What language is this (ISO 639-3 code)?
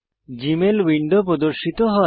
ben